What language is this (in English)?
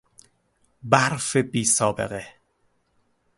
Persian